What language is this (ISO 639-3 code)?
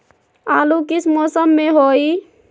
mag